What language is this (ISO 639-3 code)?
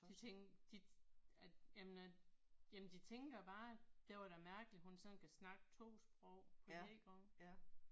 dan